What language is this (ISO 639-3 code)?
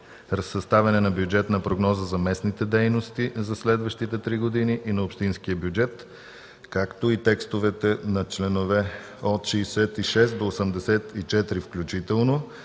bul